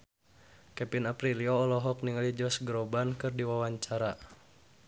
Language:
Sundanese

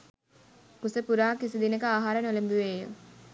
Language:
Sinhala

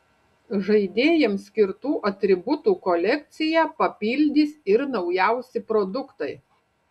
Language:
Lithuanian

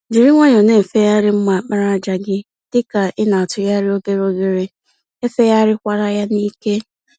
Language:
Igbo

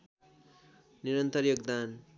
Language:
Nepali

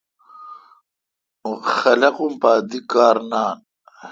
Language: Kalkoti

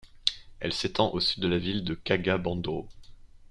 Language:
French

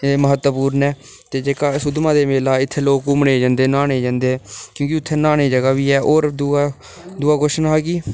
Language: Dogri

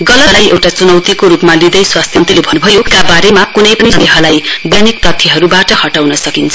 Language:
Nepali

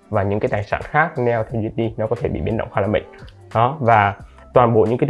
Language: Vietnamese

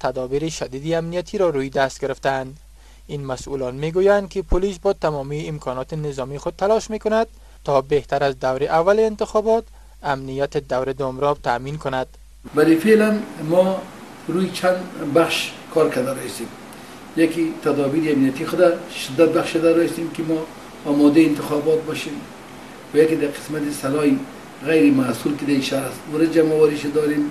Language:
Persian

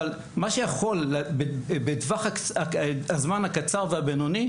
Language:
Hebrew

